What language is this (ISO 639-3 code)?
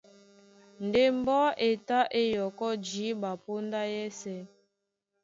dua